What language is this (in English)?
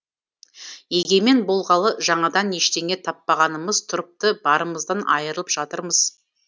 Kazakh